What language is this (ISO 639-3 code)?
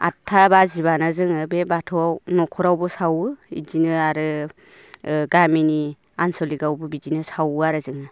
brx